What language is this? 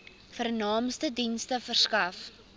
Afrikaans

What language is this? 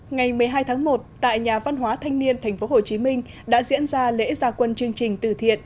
Vietnamese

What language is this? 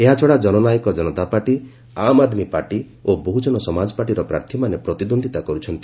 Odia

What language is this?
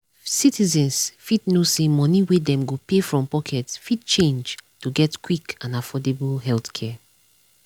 Nigerian Pidgin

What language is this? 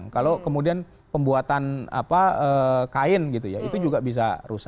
Indonesian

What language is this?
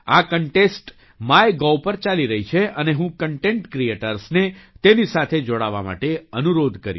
Gujarati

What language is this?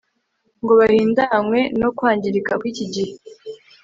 Kinyarwanda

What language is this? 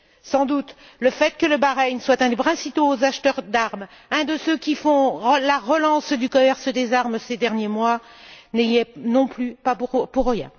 French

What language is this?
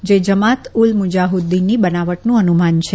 Gujarati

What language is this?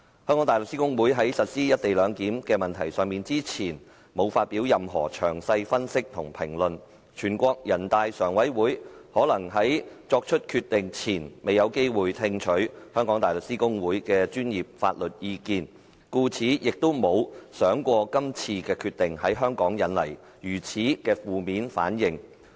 Cantonese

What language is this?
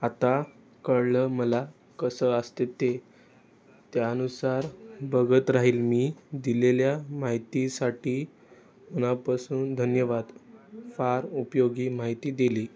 Marathi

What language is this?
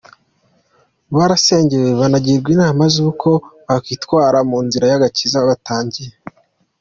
Kinyarwanda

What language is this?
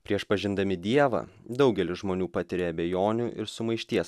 Lithuanian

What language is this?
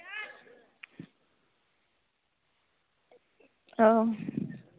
Santali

